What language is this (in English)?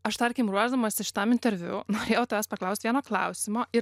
Lithuanian